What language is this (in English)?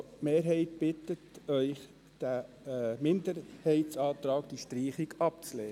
Swiss German